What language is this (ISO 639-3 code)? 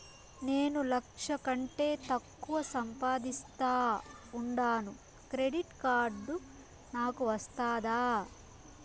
tel